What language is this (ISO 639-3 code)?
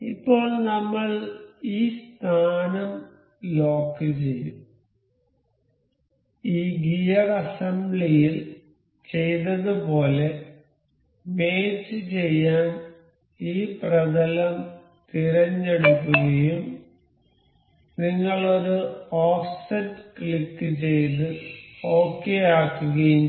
mal